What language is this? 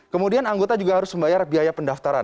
Indonesian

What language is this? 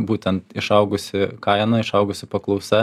Lithuanian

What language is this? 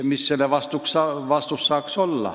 Estonian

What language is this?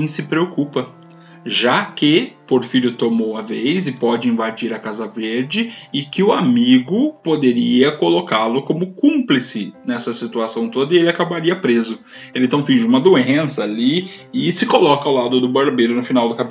Portuguese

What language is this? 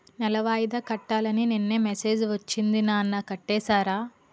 Telugu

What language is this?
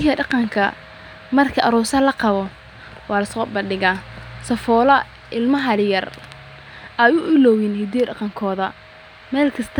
Somali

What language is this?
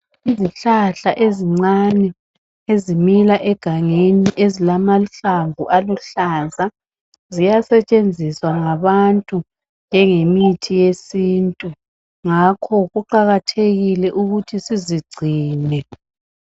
North Ndebele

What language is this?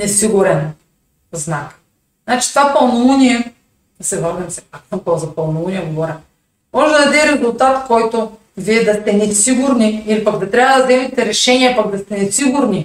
Bulgarian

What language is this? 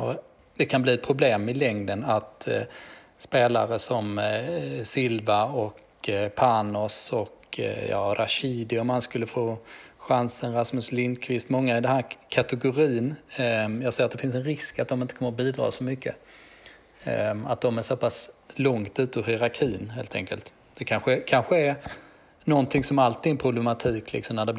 Swedish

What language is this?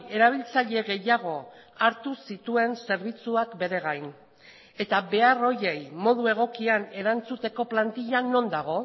Basque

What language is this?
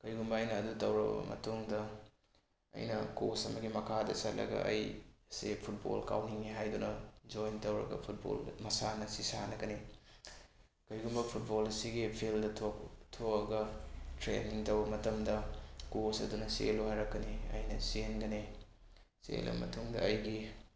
Manipuri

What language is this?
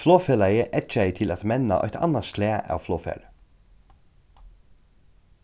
Faroese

